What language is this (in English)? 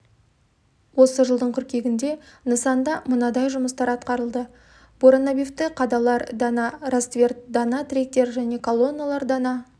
Kazakh